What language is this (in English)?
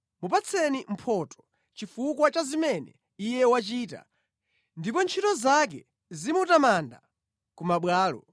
Nyanja